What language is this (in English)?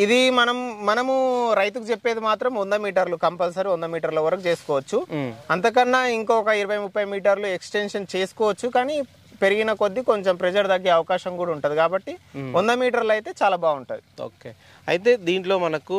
Telugu